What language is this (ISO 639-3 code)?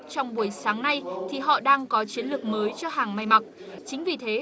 vie